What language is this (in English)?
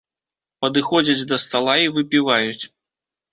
Belarusian